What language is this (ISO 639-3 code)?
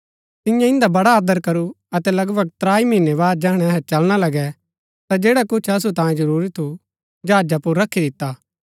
gbk